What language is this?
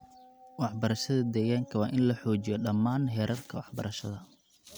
Somali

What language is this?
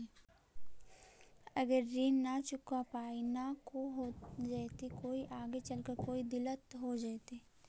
Magahi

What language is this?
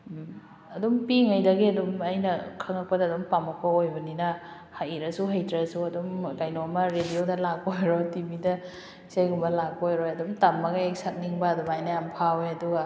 Manipuri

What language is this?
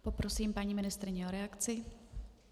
Czech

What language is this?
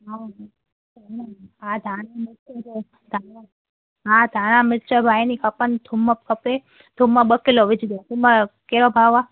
Sindhi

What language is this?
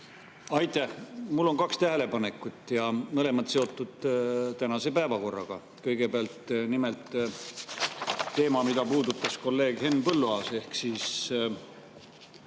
Estonian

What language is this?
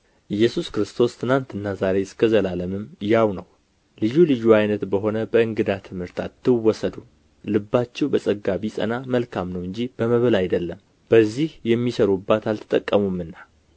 Amharic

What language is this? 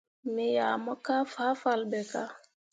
Mundang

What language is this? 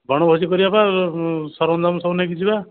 Odia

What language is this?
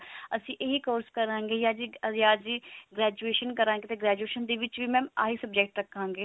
Punjabi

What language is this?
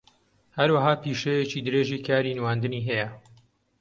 Central Kurdish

